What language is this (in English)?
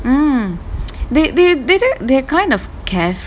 English